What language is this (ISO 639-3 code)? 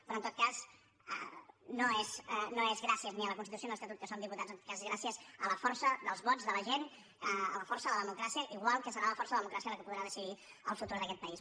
cat